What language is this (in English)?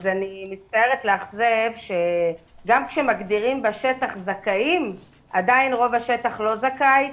Hebrew